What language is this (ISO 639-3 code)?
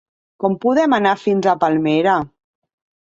cat